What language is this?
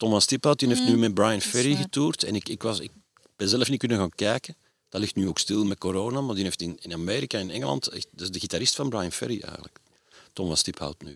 Dutch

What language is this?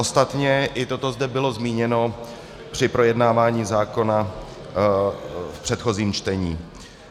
Czech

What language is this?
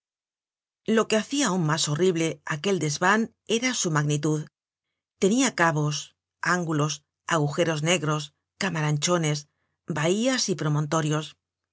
Spanish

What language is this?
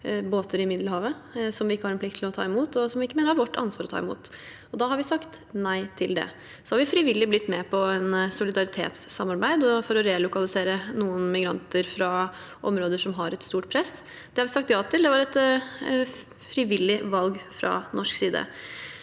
Norwegian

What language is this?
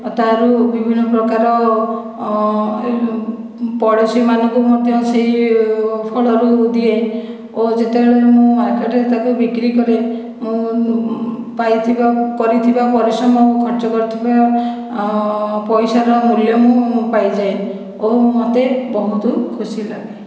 Odia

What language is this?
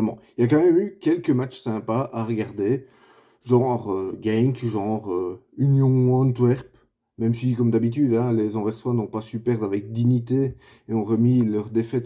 French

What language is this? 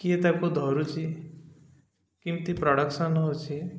Odia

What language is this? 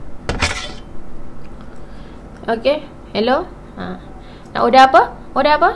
Malay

